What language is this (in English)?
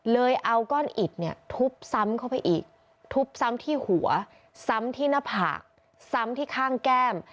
Thai